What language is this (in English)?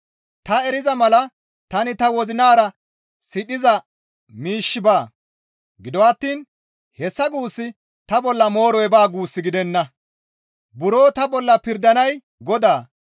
Gamo